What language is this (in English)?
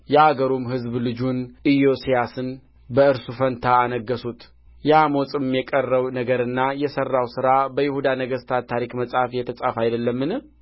Amharic